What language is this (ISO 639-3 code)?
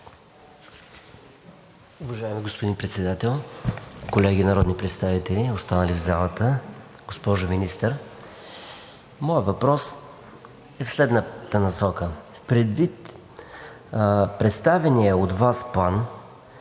bul